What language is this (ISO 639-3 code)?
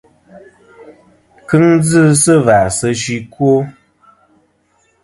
bkm